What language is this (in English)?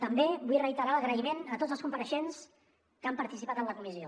Catalan